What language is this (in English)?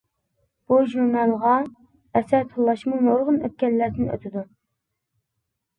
Uyghur